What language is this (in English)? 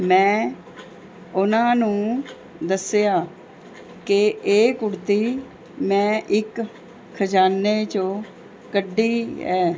Punjabi